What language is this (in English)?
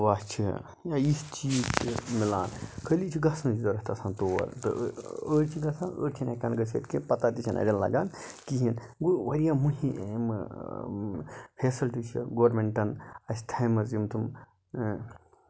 Kashmiri